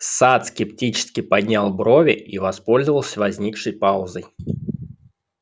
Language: Russian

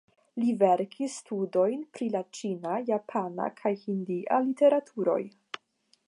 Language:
Esperanto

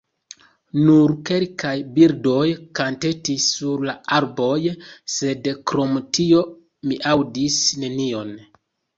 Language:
Esperanto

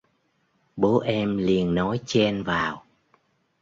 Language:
Vietnamese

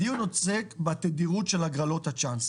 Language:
Hebrew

